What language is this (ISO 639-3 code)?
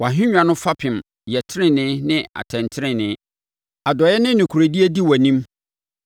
aka